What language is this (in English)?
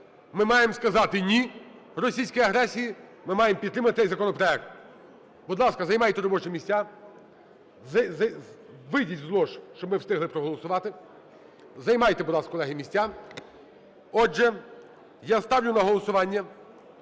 Ukrainian